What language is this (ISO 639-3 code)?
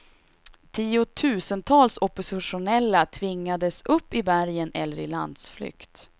swe